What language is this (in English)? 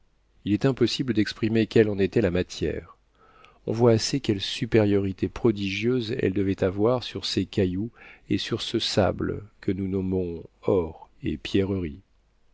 French